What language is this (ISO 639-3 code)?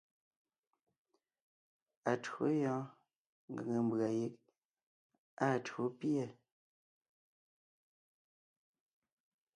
nnh